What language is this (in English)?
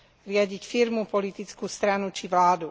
Slovak